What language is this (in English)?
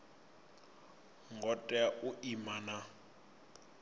Venda